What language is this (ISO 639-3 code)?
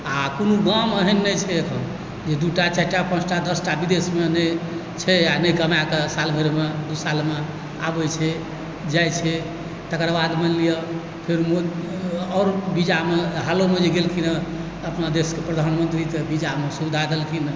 mai